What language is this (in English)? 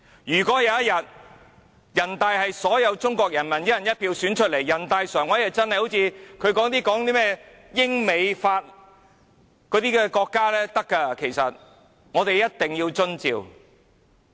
Cantonese